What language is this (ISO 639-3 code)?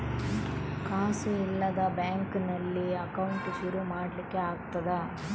kan